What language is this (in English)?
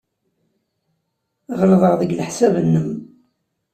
Kabyle